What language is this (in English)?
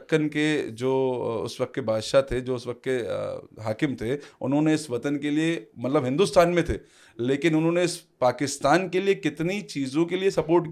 Urdu